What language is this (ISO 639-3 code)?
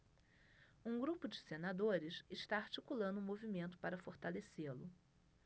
por